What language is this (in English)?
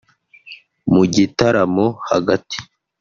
Kinyarwanda